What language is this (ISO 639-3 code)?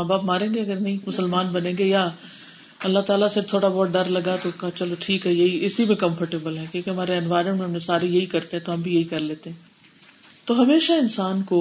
urd